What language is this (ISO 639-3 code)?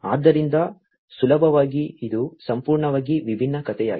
kan